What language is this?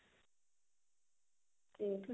Punjabi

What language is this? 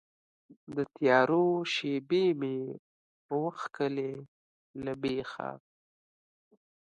Pashto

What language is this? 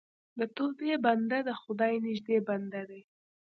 Pashto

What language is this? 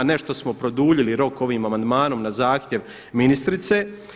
Croatian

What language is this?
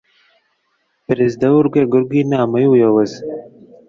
Kinyarwanda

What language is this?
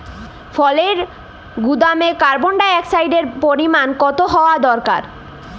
Bangla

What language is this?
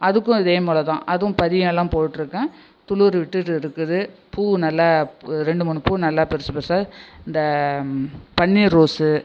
Tamil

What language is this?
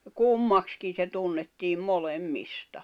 Finnish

